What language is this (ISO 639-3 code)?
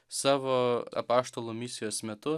lit